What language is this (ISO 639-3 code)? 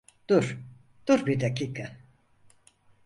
tur